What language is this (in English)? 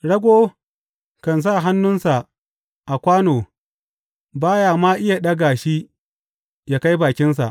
Hausa